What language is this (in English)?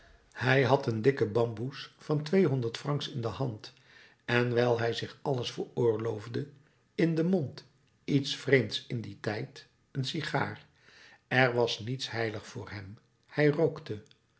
Dutch